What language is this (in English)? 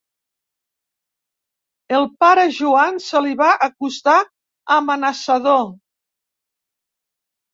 Catalan